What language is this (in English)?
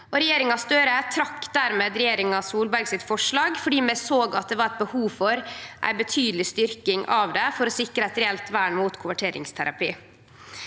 Norwegian